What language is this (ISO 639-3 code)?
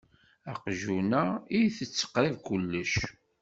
kab